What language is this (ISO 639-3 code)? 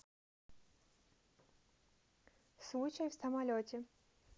rus